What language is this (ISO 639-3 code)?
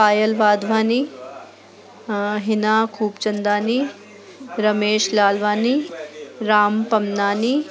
snd